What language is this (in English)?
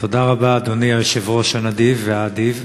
Hebrew